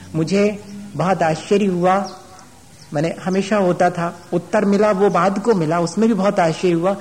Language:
Hindi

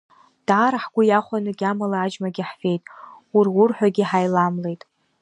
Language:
Abkhazian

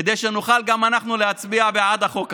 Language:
Hebrew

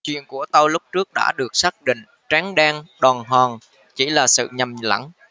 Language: Vietnamese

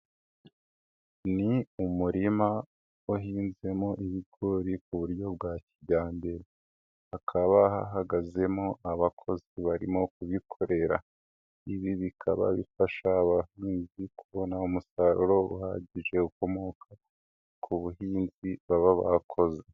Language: Kinyarwanda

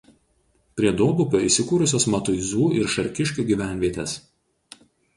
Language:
Lithuanian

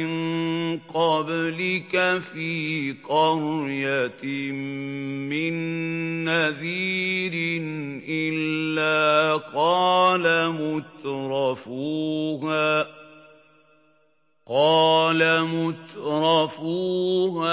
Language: Arabic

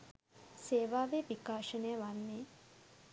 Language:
Sinhala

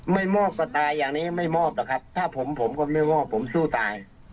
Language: Thai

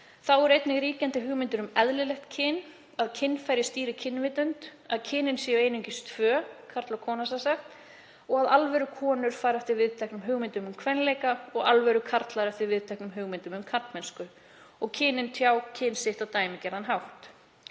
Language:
Icelandic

